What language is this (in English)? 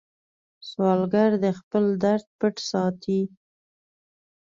Pashto